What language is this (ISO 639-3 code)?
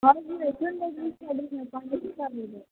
nep